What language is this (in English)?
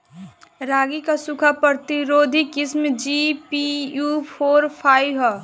Bhojpuri